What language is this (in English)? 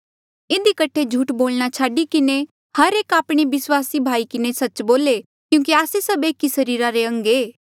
Mandeali